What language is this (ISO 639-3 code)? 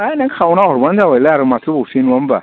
brx